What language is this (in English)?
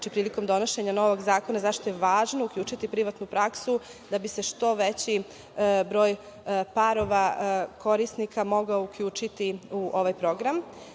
Serbian